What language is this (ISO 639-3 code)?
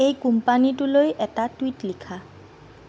asm